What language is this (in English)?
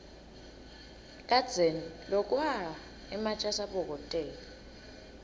Swati